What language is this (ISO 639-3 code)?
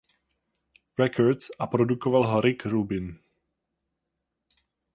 ces